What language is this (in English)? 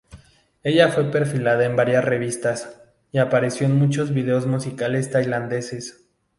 Spanish